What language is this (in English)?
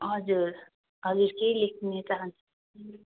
Nepali